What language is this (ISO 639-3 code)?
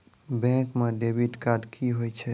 mai